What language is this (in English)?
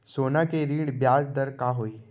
Chhattisgarhi